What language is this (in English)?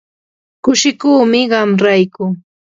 Yanahuanca Pasco Quechua